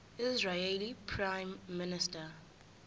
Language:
Zulu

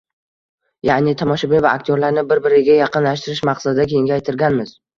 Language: Uzbek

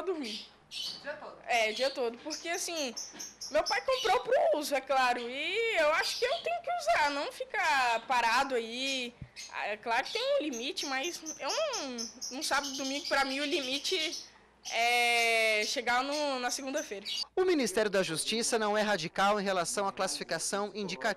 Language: Portuguese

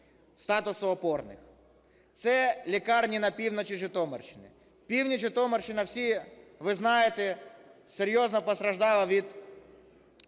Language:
Ukrainian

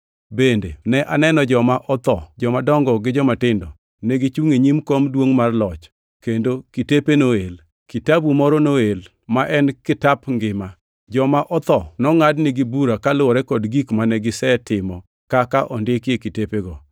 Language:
Luo (Kenya and Tanzania)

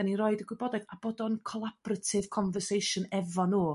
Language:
Welsh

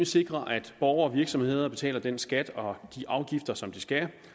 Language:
Danish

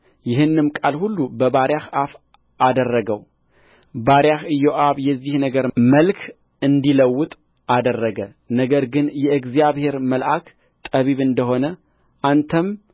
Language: Amharic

